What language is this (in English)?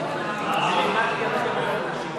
Hebrew